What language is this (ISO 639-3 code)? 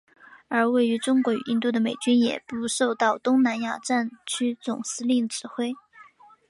zho